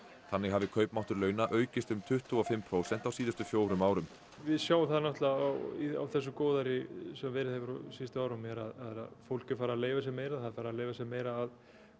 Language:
Icelandic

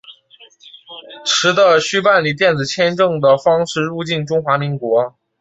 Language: Chinese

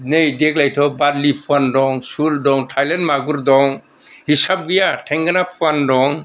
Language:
Bodo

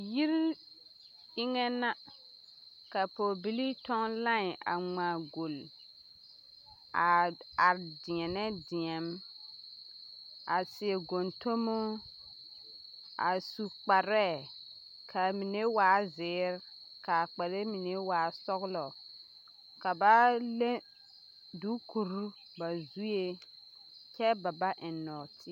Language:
Southern Dagaare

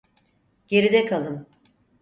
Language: Turkish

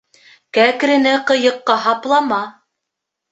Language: Bashkir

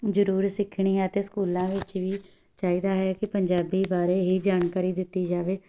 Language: Punjabi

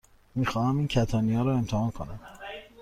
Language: Persian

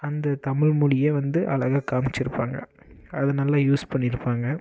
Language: Tamil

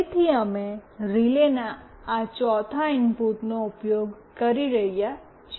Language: Gujarati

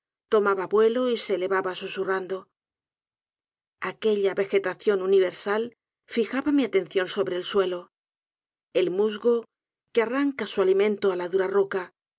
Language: Spanish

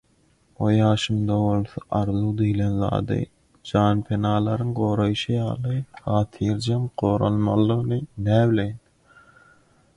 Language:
Turkmen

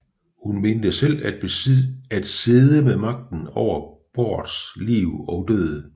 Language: Danish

